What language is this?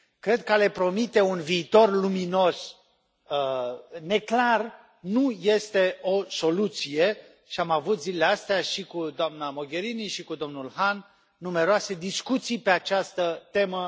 Romanian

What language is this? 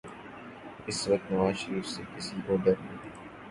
Urdu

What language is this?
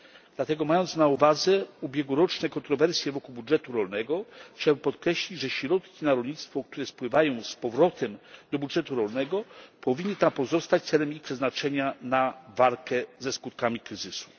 Polish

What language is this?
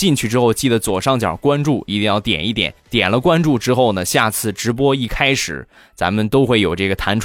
Chinese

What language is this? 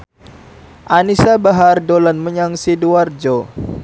Javanese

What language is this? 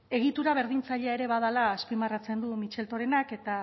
Basque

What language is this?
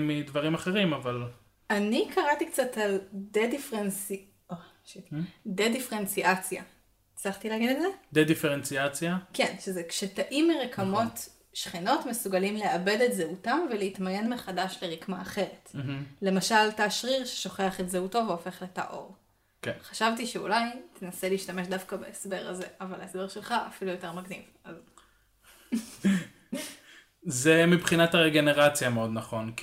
Hebrew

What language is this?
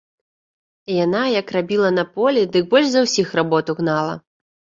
Belarusian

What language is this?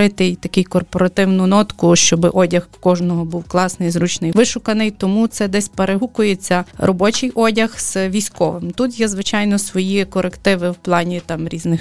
Ukrainian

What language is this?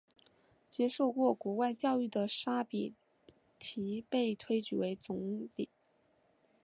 Chinese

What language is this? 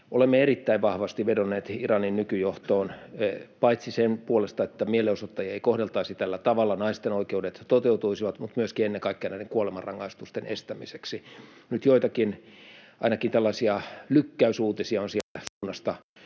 Finnish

